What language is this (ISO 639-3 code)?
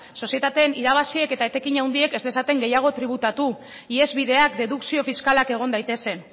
eus